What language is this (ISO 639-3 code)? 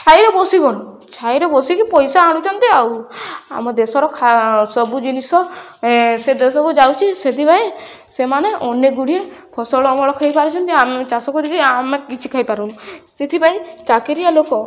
ori